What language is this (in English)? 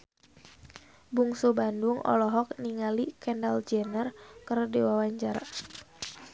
Sundanese